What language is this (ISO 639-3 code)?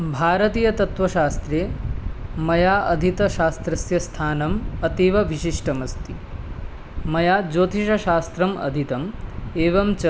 san